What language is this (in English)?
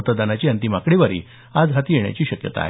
Marathi